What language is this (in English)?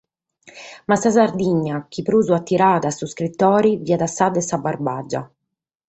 Sardinian